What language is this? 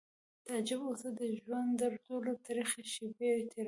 Pashto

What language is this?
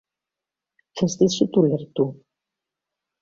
Basque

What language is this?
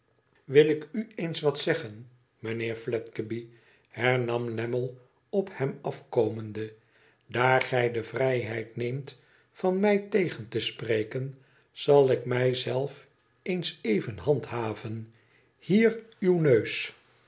Dutch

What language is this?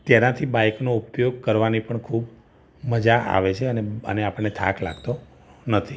Gujarati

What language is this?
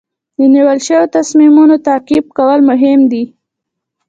Pashto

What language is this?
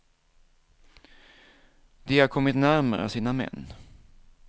Swedish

